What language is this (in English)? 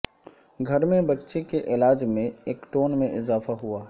Urdu